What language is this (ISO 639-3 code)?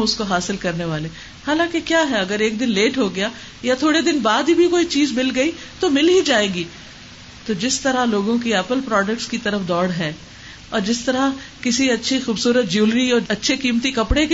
urd